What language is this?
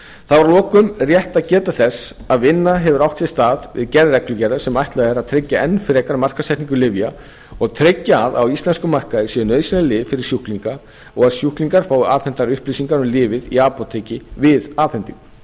Icelandic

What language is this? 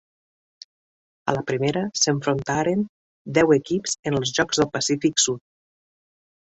Catalan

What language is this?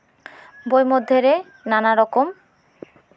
Santali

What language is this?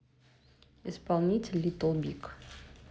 Russian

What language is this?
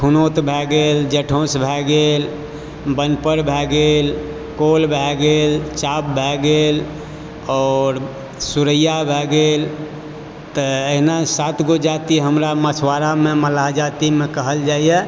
Maithili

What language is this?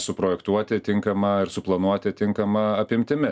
Lithuanian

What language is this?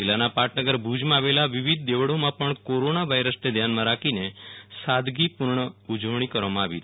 Gujarati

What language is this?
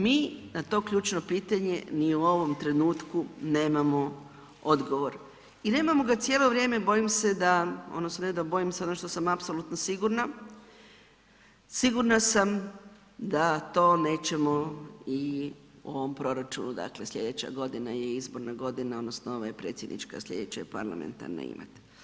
Croatian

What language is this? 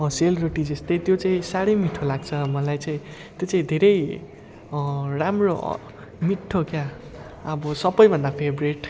Nepali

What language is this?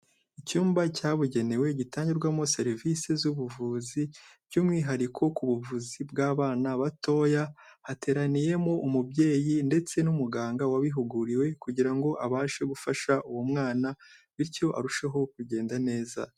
Kinyarwanda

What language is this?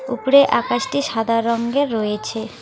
Bangla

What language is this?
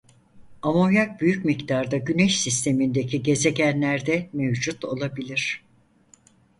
Turkish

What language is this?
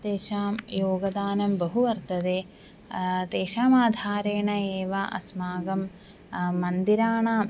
Sanskrit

